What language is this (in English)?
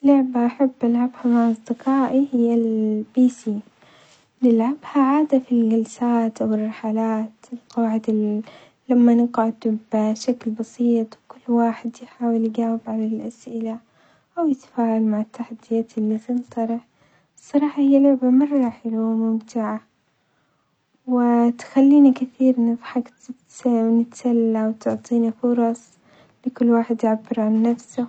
Omani Arabic